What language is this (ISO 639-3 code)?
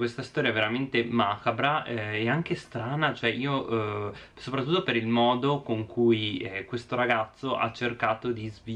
ita